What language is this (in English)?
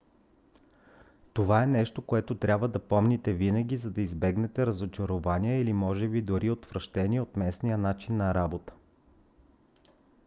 Bulgarian